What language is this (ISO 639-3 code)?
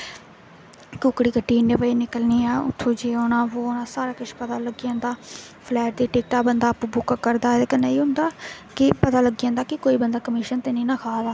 doi